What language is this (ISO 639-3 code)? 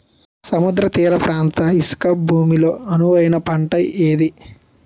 tel